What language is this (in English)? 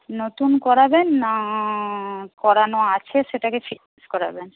Bangla